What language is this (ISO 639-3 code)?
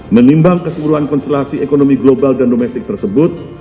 ind